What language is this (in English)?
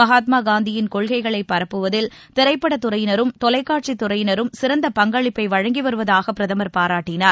Tamil